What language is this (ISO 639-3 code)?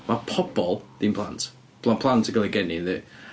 cym